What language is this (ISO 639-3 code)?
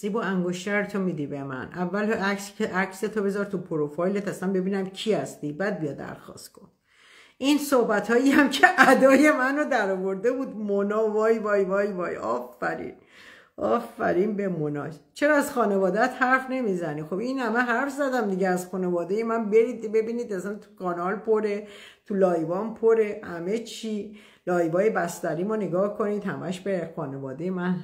fas